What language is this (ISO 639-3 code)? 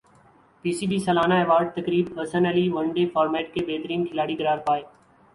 urd